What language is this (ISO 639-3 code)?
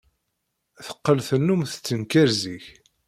kab